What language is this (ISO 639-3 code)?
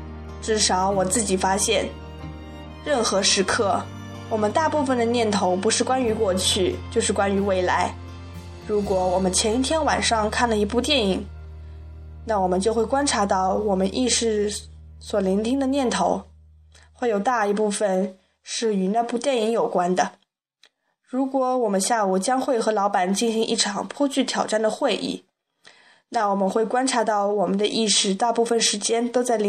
zho